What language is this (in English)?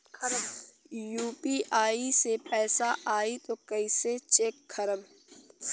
Bhojpuri